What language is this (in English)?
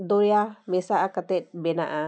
Santali